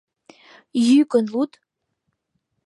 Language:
Mari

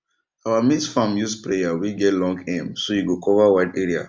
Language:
Nigerian Pidgin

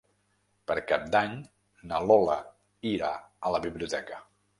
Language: Catalan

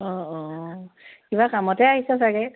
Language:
Assamese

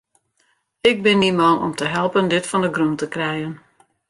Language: Western Frisian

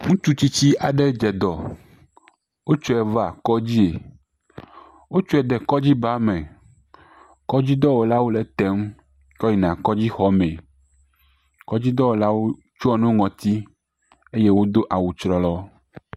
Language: Ewe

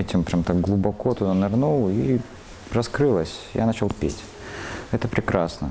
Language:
Russian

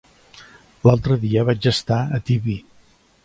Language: Catalan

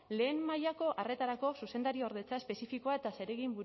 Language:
Basque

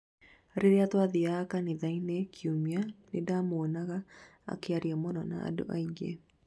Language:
Kikuyu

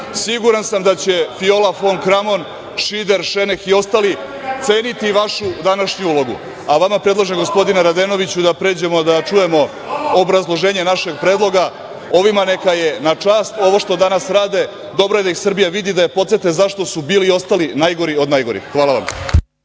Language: Serbian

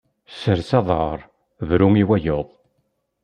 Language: Kabyle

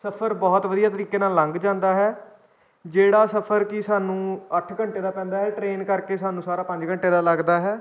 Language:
Punjabi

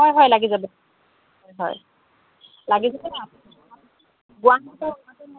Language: Assamese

